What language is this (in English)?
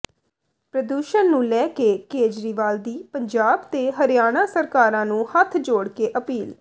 Punjabi